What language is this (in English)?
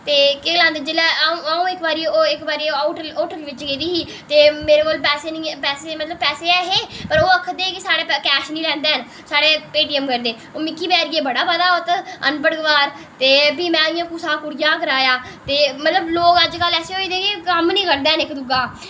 Dogri